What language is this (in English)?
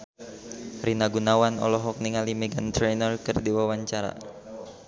Sundanese